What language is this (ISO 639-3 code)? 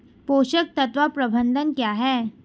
hin